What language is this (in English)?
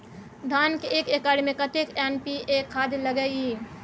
Maithili